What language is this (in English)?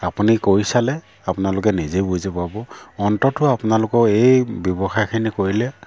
Assamese